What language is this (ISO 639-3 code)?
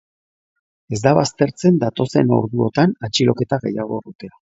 eus